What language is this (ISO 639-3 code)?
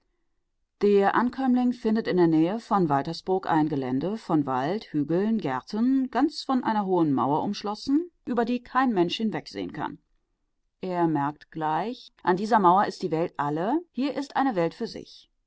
deu